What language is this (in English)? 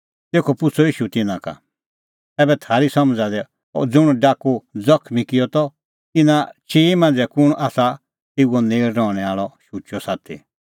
Kullu Pahari